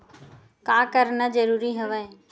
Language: Chhattisgarhi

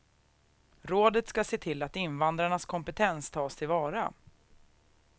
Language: Swedish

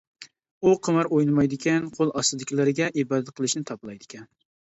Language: Uyghur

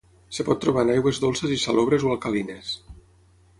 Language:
Catalan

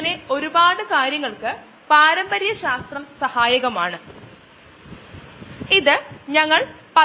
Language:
Malayalam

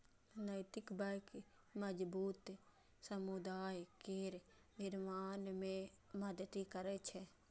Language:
Maithili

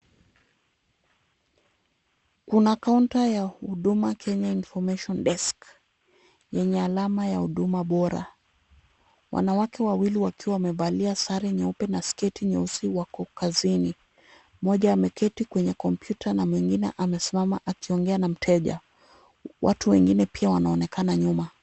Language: Swahili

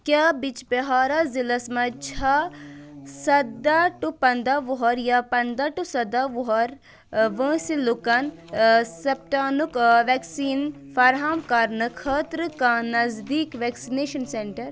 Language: Kashmiri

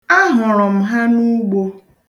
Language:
Igbo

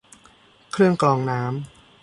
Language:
Thai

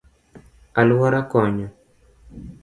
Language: Luo (Kenya and Tanzania)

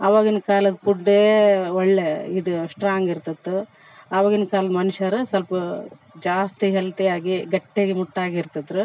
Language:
Kannada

